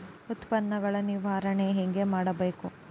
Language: Kannada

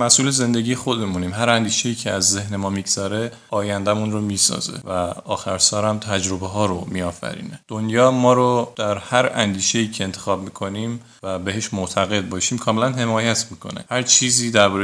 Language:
Persian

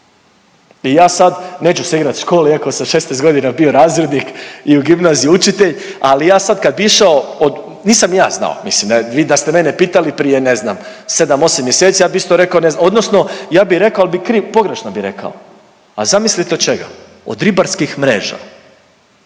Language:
Croatian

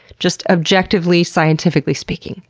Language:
English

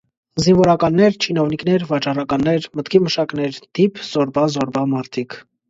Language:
Armenian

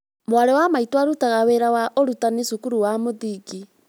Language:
Kikuyu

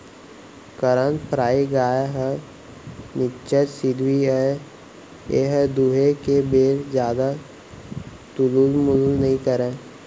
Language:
Chhattisgarhi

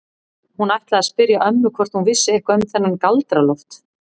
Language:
Icelandic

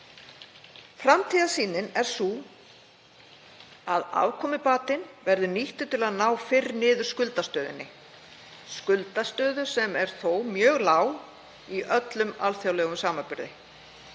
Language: Icelandic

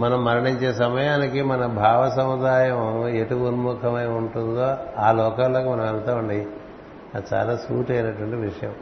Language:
Telugu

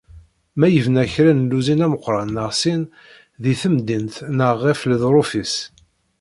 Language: Kabyle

